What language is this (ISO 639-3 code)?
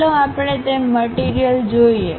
guj